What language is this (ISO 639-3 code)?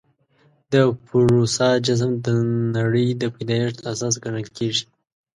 pus